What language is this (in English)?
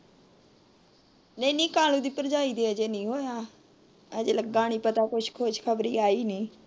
Punjabi